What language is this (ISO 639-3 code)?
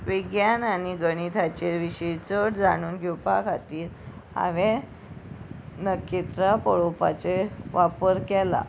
kok